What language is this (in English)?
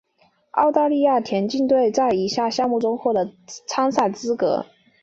Chinese